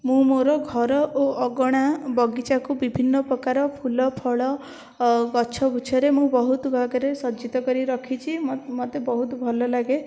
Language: Odia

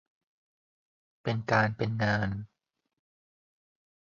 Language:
Thai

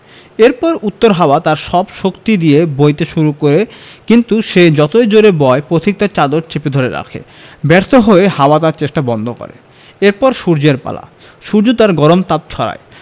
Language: Bangla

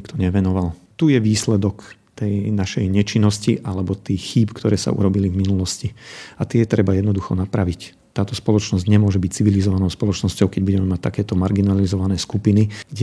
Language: Slovak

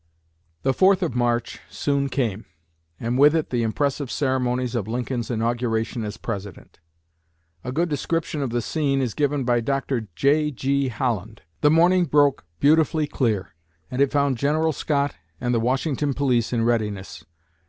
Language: English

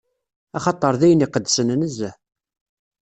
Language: Kabyle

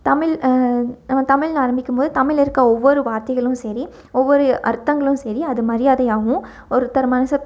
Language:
Tamil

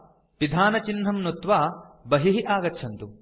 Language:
Sanskrit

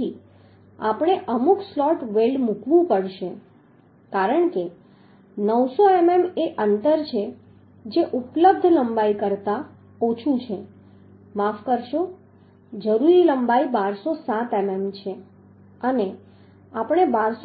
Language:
Gujarati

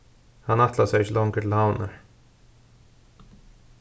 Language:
Faroese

